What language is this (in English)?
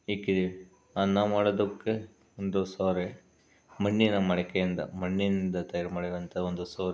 Kannada